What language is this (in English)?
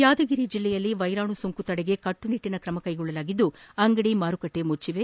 Kannada